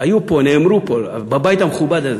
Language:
Hebrew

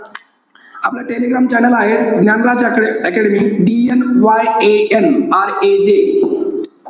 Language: Marathi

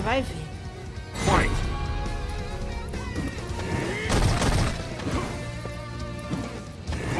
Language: Portuguese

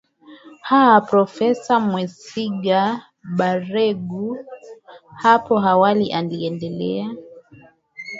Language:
Swahili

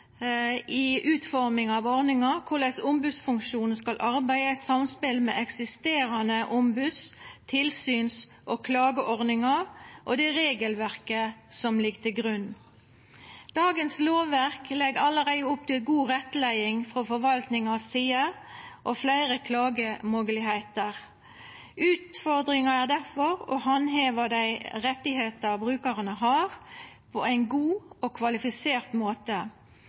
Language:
Norwegian Nynorsk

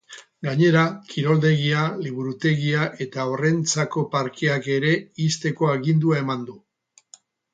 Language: Basque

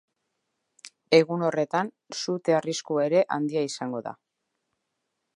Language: Basque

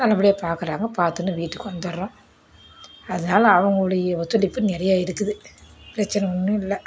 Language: Tamil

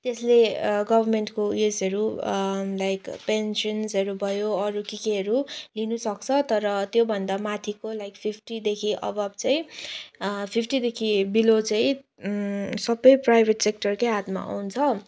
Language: Nepali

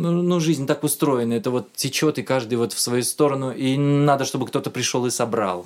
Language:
Russian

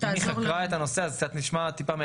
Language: Hebrew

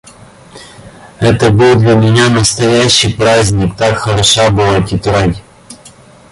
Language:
Russian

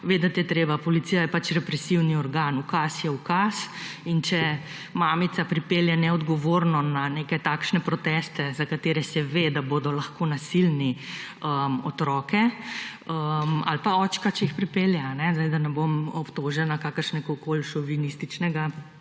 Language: Slovenian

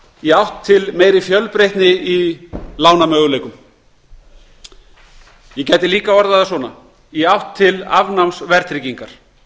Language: Icelandic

